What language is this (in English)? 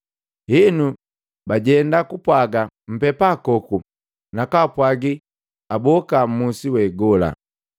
Matengo